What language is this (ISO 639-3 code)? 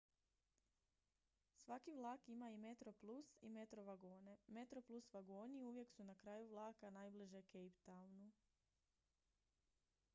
hrv